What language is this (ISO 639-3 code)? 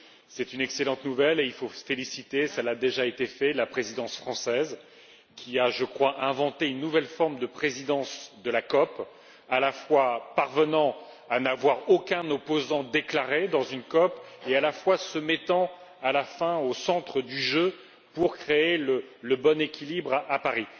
fra